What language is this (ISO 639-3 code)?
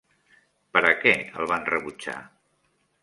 cat